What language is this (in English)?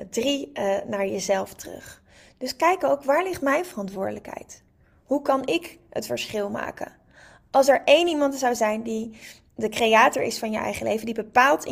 Dutch